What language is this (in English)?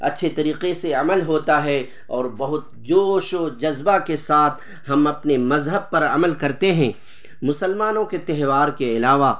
Urdu